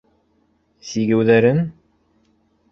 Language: Bashkir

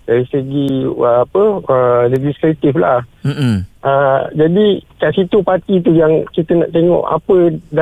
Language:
Malay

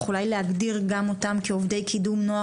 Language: Hebrew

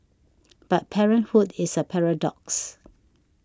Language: English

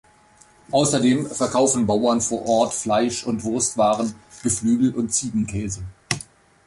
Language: German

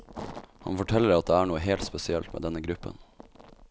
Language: Norwegian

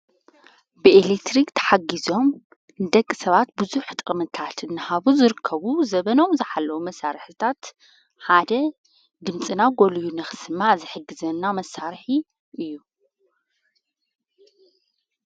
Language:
Tigrinya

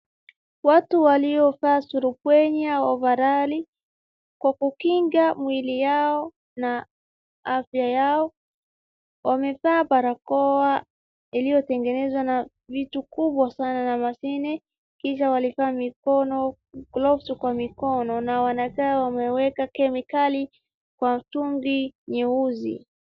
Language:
Swahili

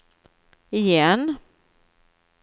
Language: Swedish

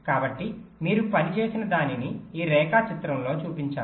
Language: Telugu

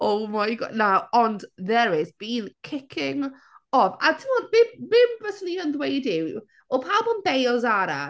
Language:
Welsh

